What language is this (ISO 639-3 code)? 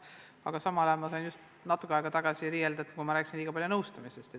est